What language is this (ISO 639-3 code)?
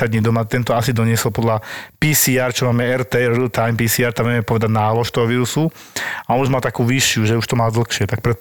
slk